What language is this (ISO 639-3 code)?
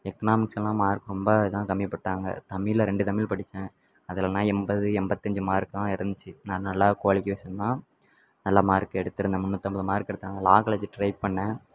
tam